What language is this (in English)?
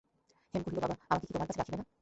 Bangla